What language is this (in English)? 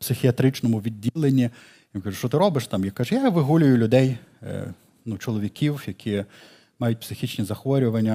Ukrainian